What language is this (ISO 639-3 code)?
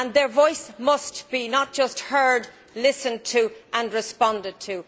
eng